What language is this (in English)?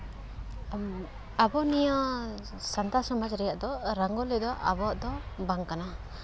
Santali